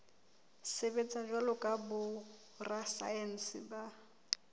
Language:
Southern Sotho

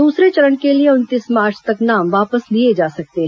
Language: Hindi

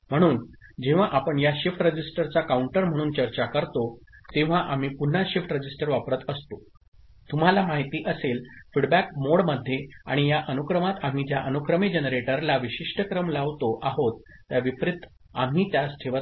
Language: Marathi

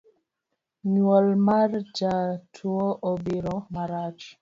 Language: Luo (Kenya and Tanzania)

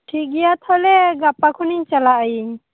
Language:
Santali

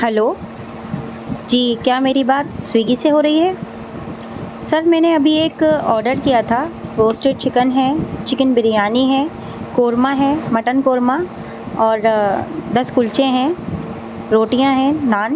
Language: Urdu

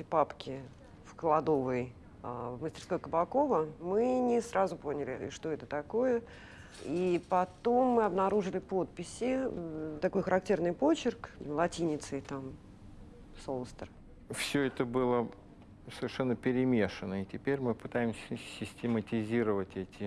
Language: Russian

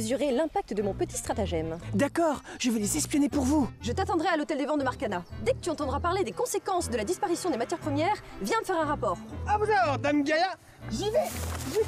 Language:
French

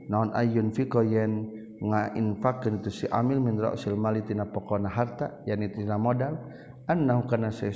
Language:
Malay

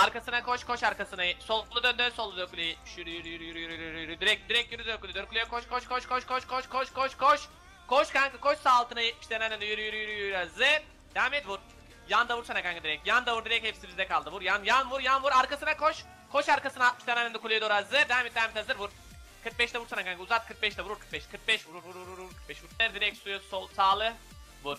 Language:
Turkish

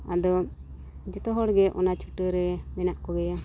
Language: Santali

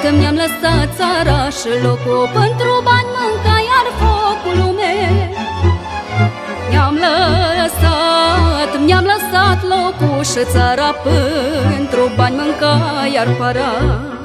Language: Romanian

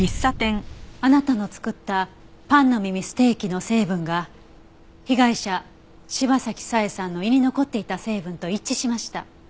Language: Japanese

